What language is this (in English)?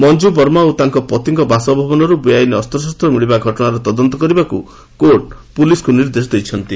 Odia